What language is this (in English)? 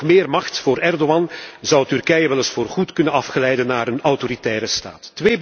Dutch